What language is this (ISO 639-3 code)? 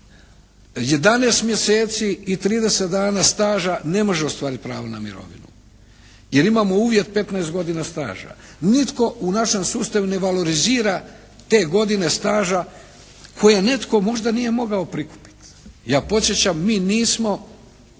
hrv